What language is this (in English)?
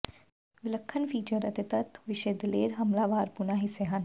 Punjabi